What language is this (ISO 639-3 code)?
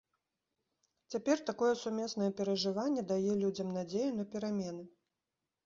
bel